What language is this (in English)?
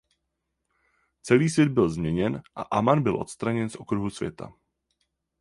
Czech